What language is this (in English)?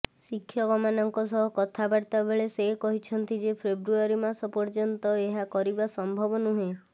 Odia